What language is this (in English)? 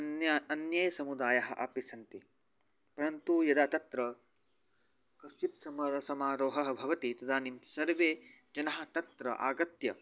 Sanskrit